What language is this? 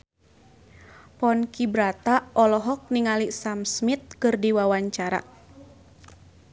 Sundanese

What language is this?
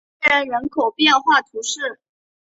Chinese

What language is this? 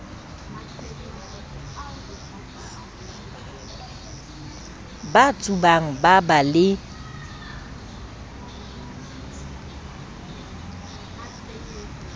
Southern Sotho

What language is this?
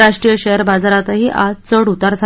Marathi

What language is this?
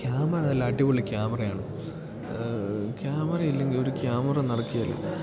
Malayalam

